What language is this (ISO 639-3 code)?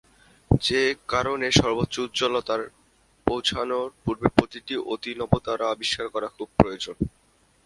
ben